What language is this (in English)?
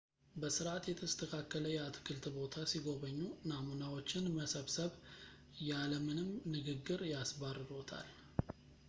Amharic